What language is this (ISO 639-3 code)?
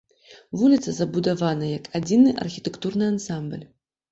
bel